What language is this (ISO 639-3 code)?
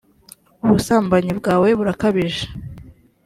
kin